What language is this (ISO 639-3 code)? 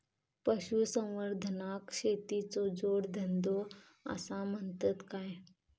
mar